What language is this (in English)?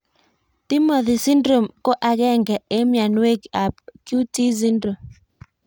Kalenjin